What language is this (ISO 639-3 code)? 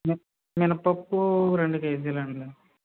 tel